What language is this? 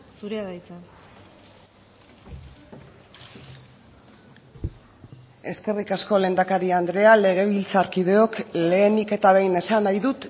Basque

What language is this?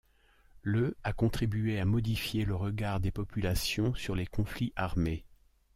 French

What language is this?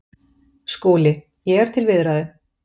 Icelandic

